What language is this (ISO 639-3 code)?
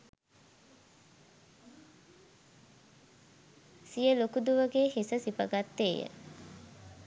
sin